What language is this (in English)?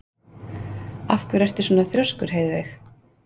Icelandic